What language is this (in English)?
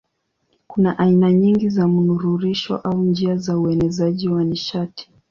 Swahili